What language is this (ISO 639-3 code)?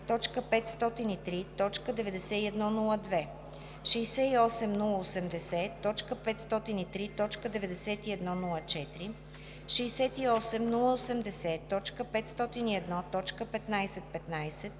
bul